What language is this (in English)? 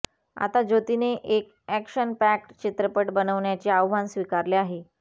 Marathi